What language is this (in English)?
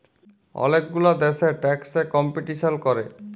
Bangla